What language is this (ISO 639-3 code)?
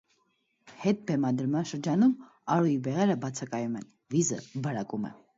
hye